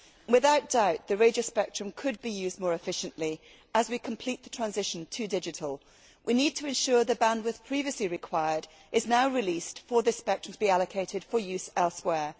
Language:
English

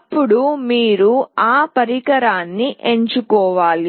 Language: Telugu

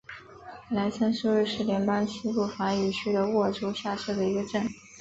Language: Chinese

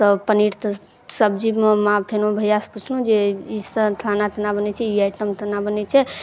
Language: Maithili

